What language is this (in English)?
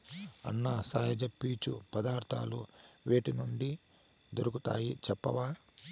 Telugu